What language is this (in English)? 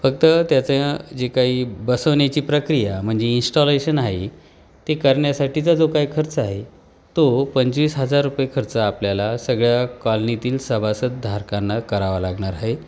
Marathi